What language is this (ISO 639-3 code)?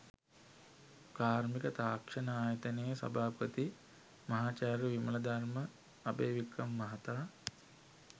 sin